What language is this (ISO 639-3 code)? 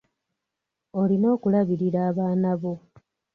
lug